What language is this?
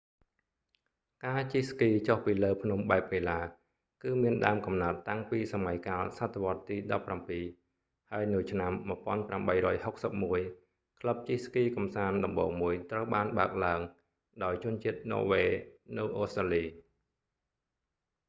Khmer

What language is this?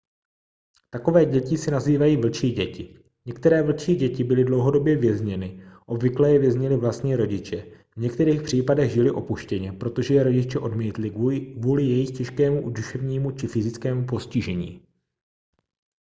Czech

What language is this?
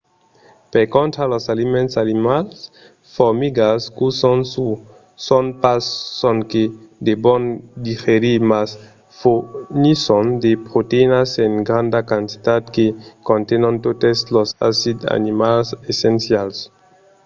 Occitan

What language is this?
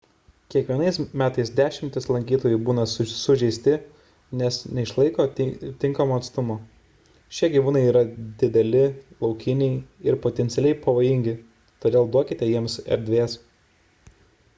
Lithuanian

